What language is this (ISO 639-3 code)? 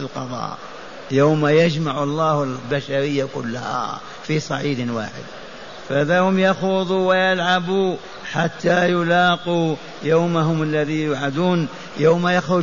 ara